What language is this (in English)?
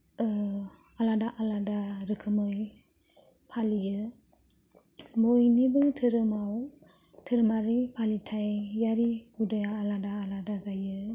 Bodo